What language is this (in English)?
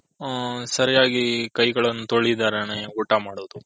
Kannada